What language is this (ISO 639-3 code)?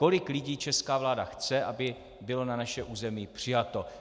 ces